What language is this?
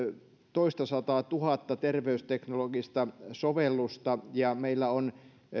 Finnish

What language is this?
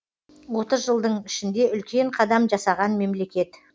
Kazakh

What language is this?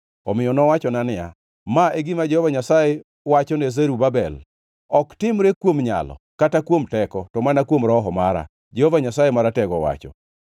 Luo (Kenya and Tanzania)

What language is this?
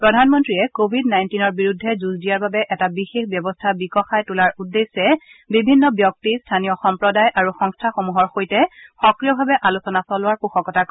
Assamese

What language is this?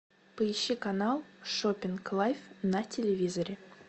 Russian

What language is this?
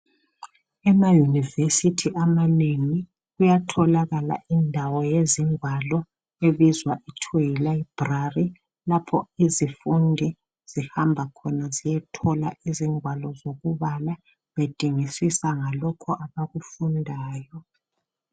North Ndebele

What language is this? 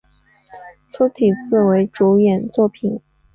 Chinese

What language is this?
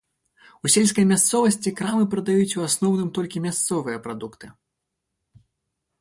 Belarusian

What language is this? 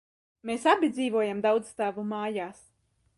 Latvian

